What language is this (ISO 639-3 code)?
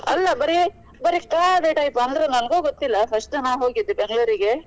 kan